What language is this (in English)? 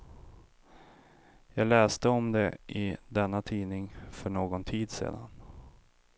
Swedish